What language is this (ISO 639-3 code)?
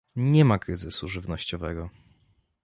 pol